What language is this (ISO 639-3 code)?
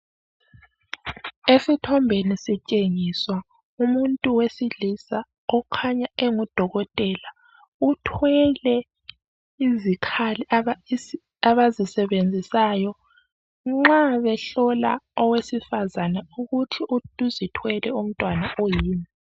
nde